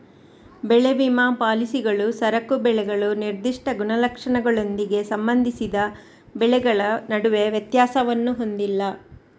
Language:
Kannada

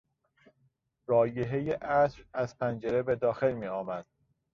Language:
Persian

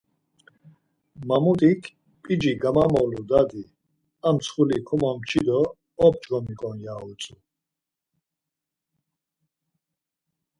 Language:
Laz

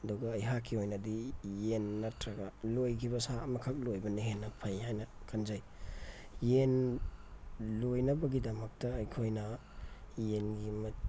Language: Manipuri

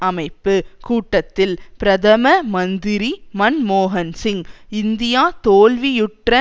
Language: Tamil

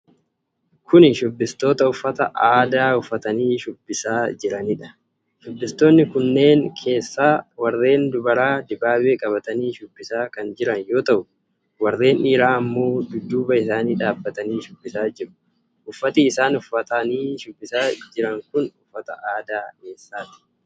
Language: Oromo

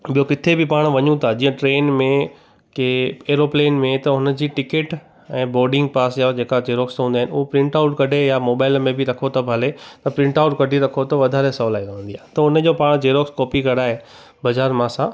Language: Sindhi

